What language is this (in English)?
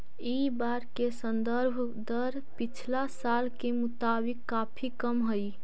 Magahi